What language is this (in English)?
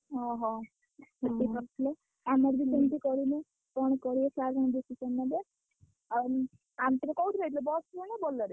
Odia